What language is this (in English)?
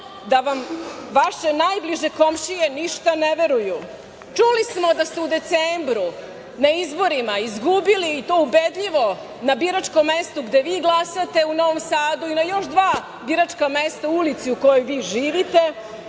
Serbian